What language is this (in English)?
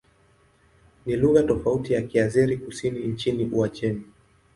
Swahili